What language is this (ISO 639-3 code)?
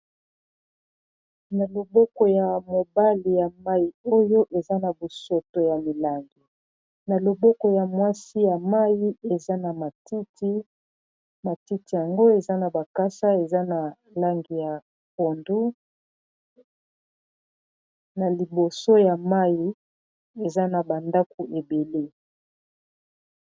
lin